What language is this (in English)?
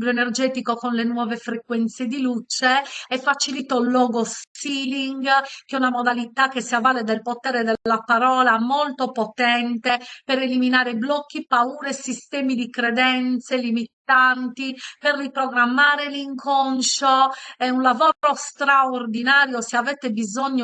Italian